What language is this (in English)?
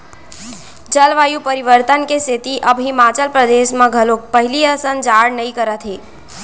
Chhattisgarhi